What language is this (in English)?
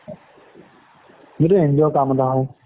Assamese